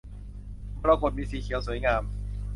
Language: Thai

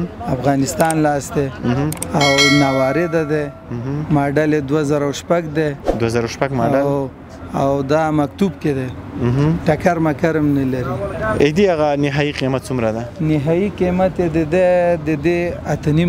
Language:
Persian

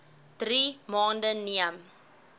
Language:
Afrikaans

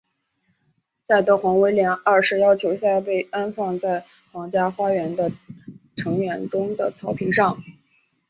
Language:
Chinese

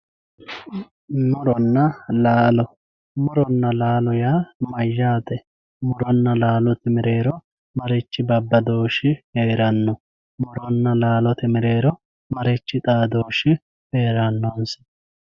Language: Sidamo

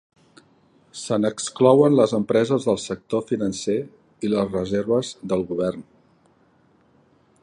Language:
Catalan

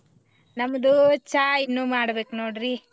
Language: Kannada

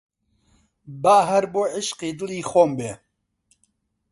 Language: Central Kurdish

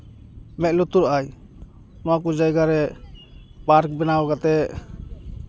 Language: Santali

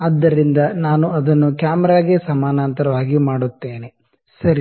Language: Kannada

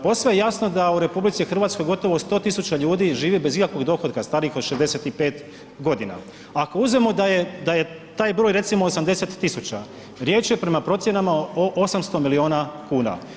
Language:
Croatian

